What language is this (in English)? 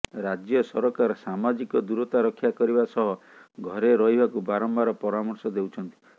Odia